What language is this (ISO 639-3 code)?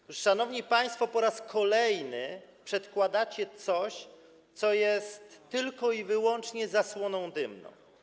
pol